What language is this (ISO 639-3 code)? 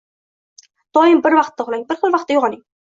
uzb